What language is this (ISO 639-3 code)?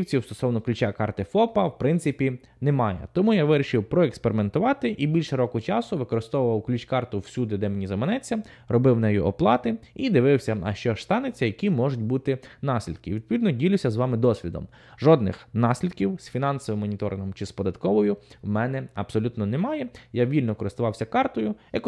ukr